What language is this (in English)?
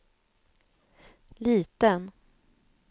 Swedish